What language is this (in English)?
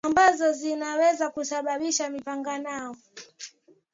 Swahili